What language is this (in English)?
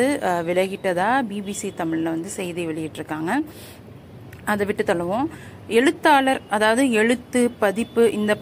Tamil